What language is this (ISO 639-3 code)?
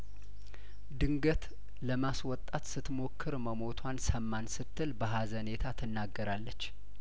amh